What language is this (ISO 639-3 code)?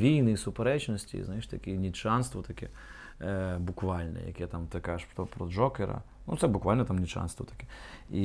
ukr